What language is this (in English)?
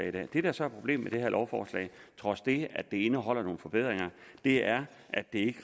Danish